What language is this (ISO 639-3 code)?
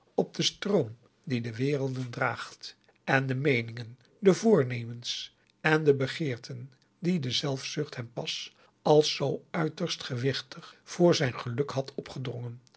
nld